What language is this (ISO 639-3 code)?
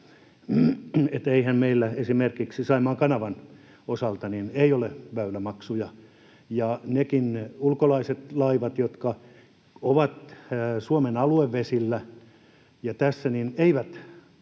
fin